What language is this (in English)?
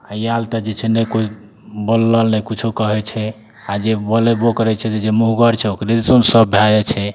Maithili